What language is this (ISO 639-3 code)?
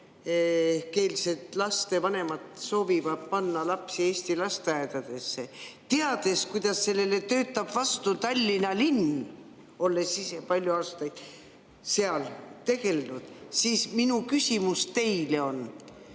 est